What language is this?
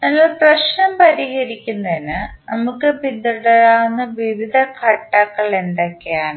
Malayalam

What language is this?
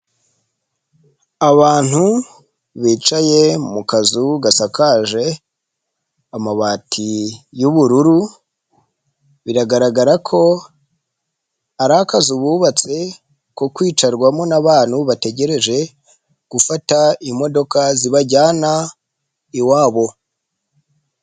Kinyarwanda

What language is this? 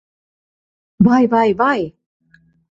Latvian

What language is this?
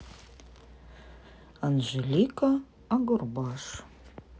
Russian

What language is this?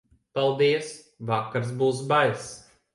Latvian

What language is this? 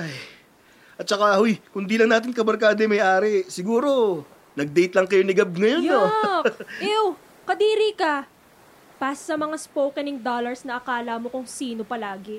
Filipino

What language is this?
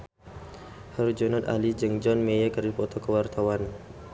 Sundanese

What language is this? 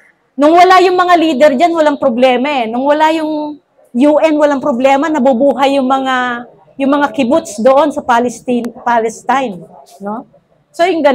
Filipino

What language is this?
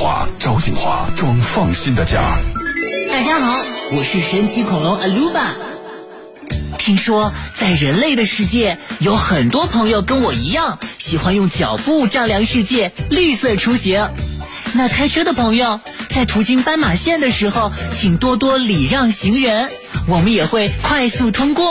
Chinese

